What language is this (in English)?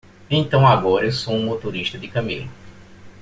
Portuguese